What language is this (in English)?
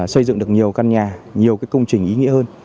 Vietnamese